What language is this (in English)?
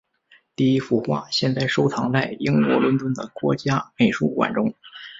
Chinese